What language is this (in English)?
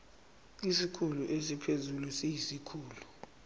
Zulu